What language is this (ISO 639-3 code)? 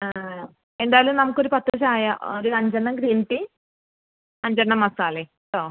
mal